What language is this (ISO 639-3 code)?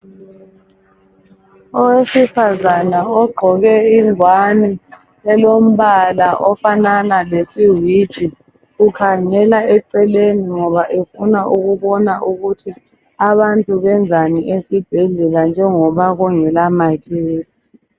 nde